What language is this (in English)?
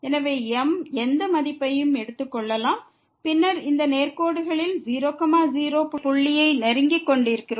Tamil